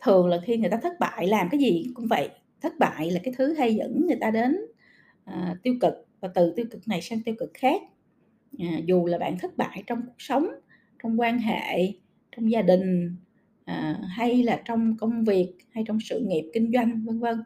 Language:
Vietnamese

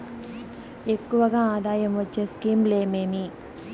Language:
Telugu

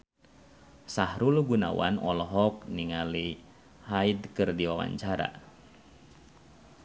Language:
Sundanese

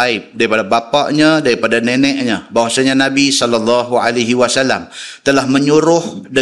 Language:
Malay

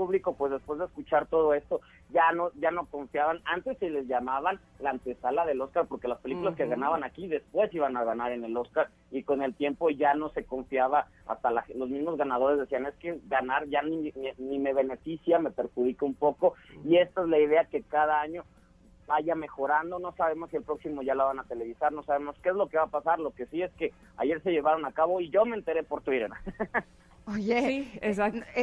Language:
Spanish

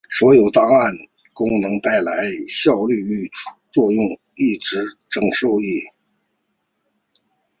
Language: Chinese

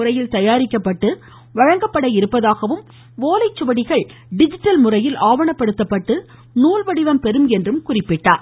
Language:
Tamil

